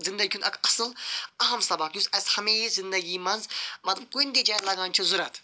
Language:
Kashmiri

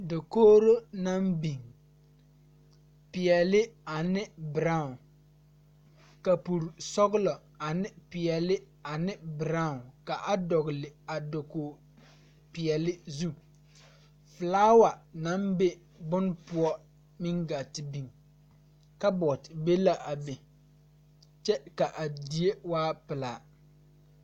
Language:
Southern Dagaare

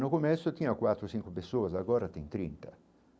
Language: Portuguese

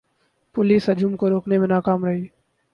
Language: Urdu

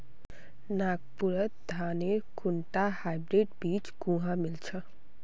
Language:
Magahi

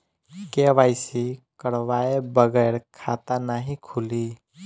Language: Bhojpuri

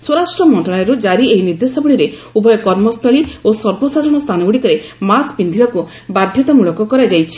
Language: Odia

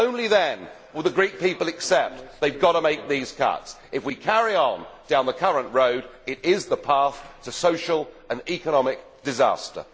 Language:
English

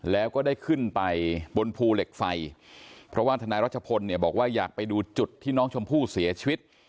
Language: Thai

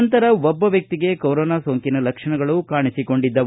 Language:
Kannada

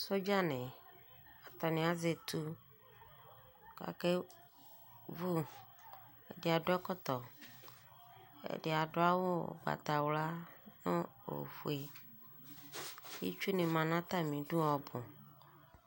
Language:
Ikposo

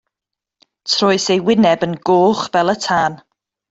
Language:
Welsh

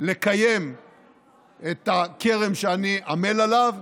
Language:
Hebrew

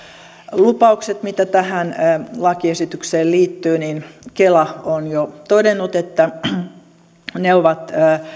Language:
Finnish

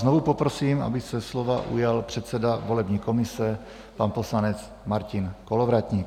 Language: Czech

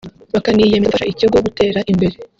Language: Kinyarwanda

